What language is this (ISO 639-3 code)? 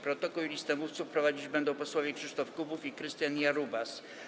pol